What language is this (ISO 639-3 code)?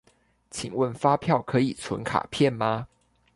zho